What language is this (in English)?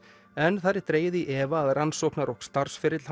Icelandic